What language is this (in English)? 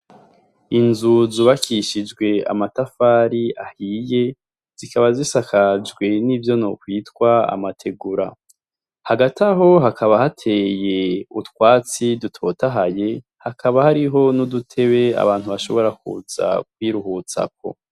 Rundi